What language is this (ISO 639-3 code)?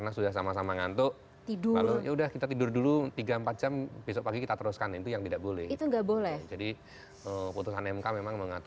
ind